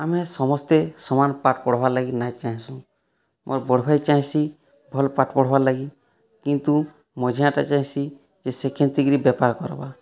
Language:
Odia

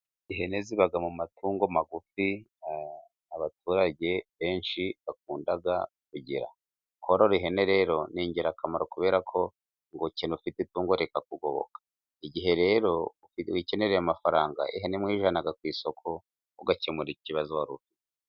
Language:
Kinyarwanda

